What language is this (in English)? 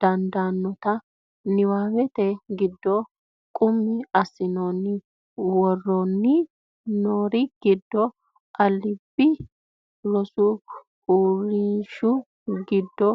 Sidamo